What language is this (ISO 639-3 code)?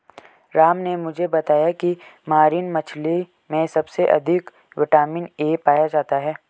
hin